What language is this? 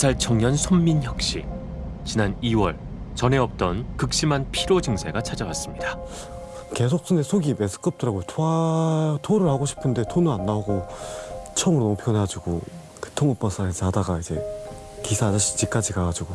Korean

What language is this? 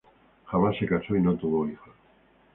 Spanish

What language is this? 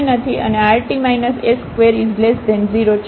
Gujarati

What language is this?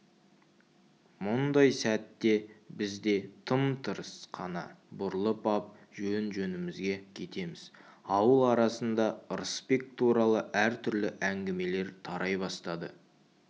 Kazakh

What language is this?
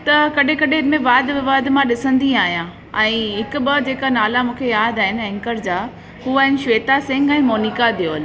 Sindhi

